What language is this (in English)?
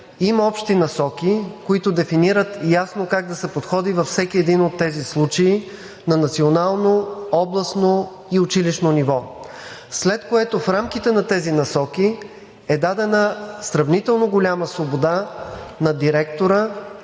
Bulgarian